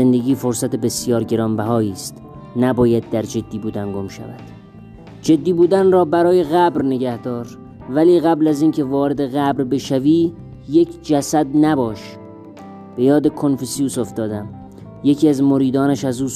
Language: Persian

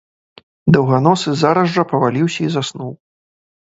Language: Belarusian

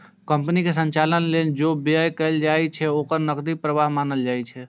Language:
Maithili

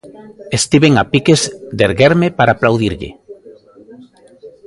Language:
Galician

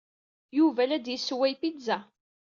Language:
Kabyle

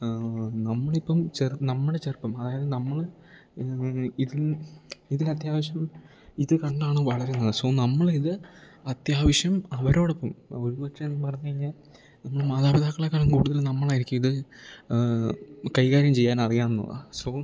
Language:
Malayalam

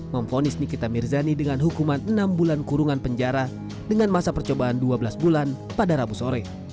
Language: Indonesian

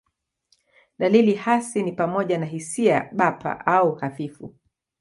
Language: Swahili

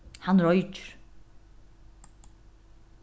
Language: Faroese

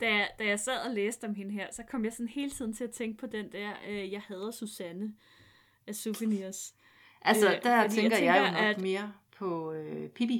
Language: Danish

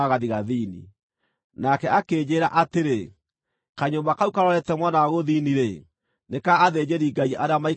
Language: Kikuyu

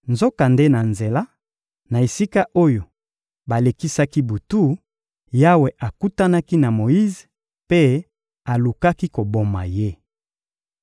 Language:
Lingala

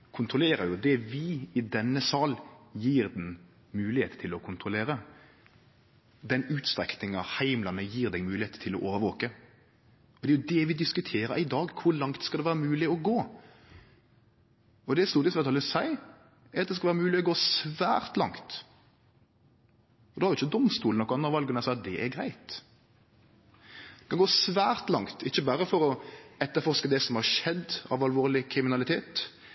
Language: Norwegian Nynorsk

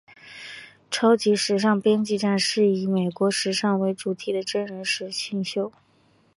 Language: Chinese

